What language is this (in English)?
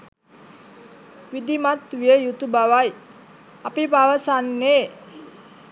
Sinhala